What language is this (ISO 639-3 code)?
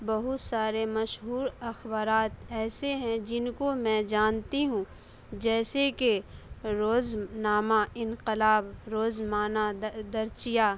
urd